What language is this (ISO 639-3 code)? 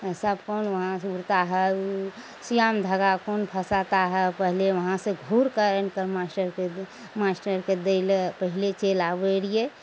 mai